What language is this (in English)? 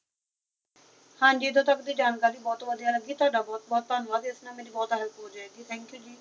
Punjabi